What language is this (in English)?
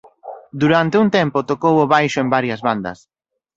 Galician